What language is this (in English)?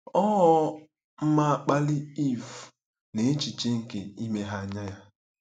Igbo